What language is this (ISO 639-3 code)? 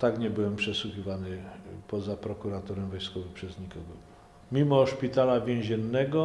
pol